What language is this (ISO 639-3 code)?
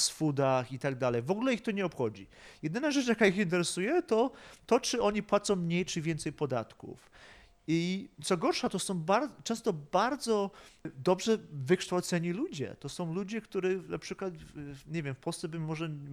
pol